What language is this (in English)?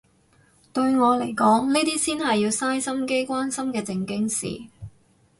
Cantonese